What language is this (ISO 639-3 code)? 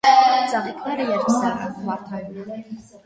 hye